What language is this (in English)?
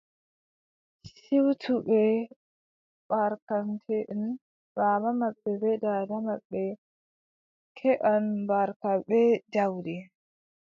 Adamawa Fulfulde